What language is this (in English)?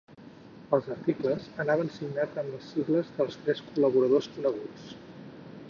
Catalan